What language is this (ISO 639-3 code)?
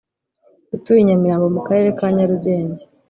kin